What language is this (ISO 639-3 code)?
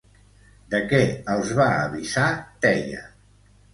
cat